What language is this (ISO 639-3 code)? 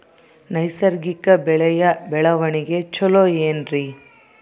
kan